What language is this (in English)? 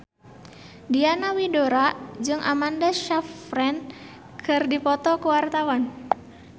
Sundanese